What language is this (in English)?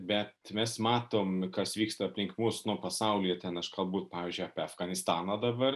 Lithuanian